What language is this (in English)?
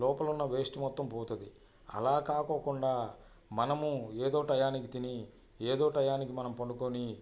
Telugu